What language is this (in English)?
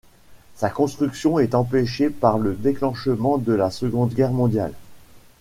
French